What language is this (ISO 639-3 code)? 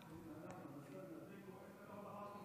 heb